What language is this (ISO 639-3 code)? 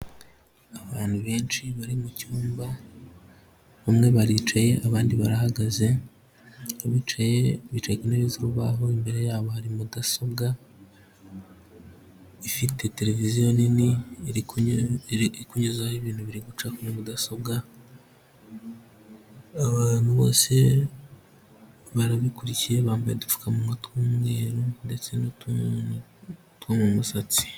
kin